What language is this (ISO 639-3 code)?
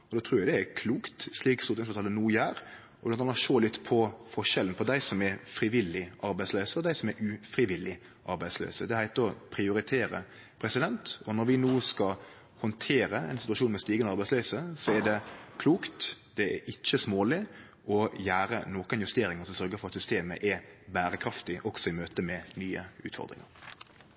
nno